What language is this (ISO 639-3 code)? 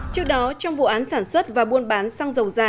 vie